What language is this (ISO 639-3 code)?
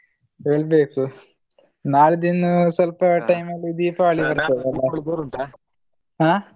kan